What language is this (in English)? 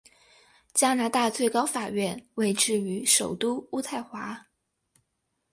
Chinese